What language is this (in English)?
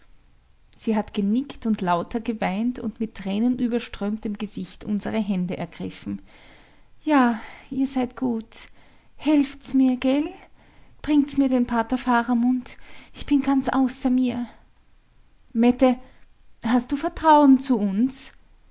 German